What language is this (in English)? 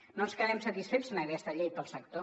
Catalan